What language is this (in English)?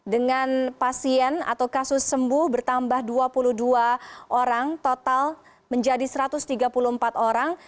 Indonesian